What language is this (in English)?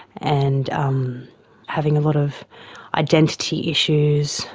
English